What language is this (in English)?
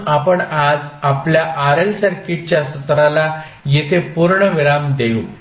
Marathi